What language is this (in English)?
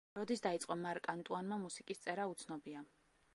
Georgian